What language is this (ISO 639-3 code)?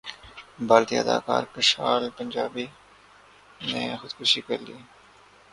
urd